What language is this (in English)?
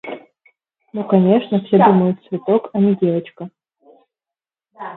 Russian